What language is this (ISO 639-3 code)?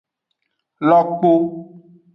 ajg